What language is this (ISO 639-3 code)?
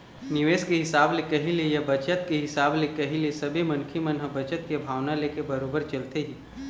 hne